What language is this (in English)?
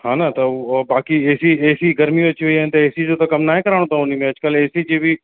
Sindhi